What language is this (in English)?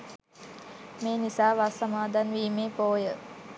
Sinhala